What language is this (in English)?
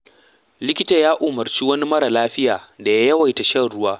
Hausa